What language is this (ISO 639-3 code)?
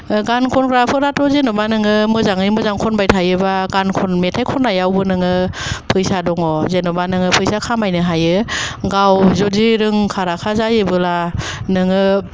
brx